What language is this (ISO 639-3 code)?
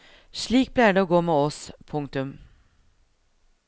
nor